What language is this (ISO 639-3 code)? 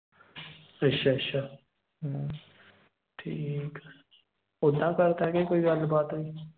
pan